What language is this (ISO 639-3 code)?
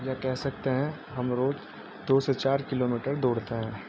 urd